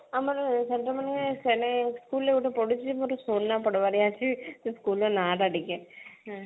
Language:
Odia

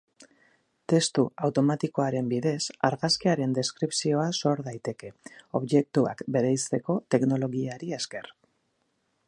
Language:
Basque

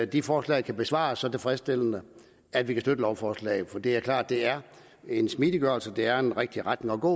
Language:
Danish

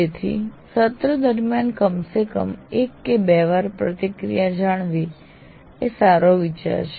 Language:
Gujarati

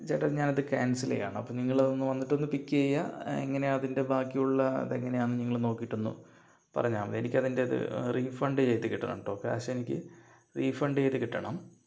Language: Malayalam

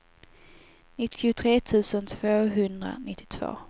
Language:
Swedish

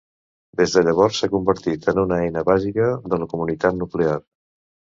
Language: Catalan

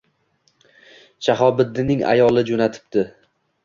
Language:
Uzbek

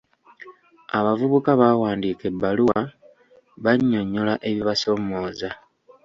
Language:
Ganda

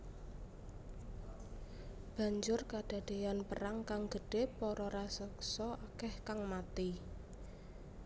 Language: Javanese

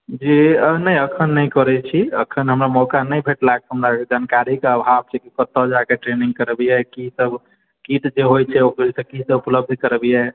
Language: Maithili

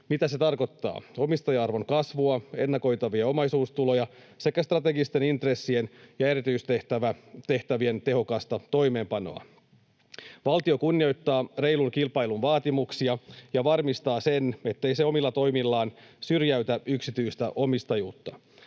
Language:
Finnish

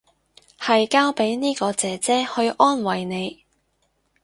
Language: Cantonese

